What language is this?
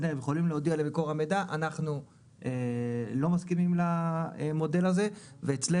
Hebrew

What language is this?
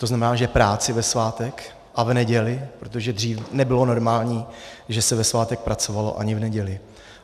Czech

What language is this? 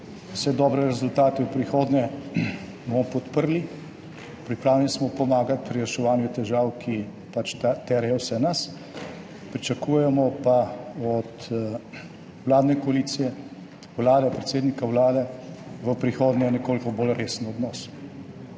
Slovenian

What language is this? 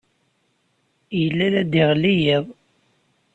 Kabyle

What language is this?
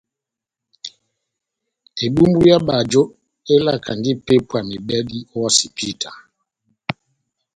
Batanga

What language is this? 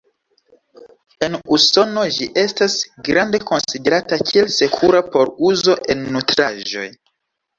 Esperanto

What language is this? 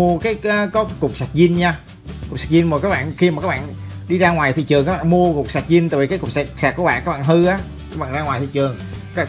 Vietnamese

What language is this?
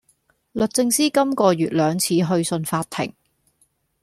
Cantonese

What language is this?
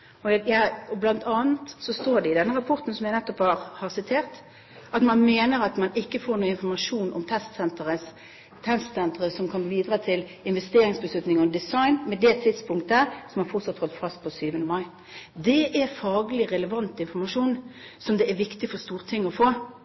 Norwegian Bokmål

